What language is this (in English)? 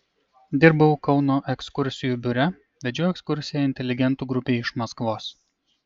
Lithuanian